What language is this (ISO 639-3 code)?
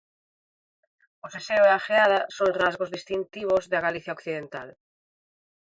glg